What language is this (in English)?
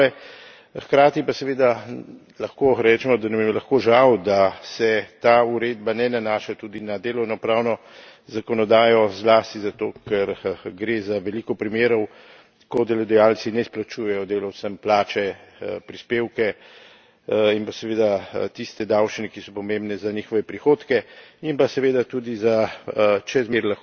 Slovenian